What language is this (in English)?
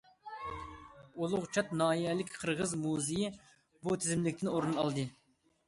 Uyghur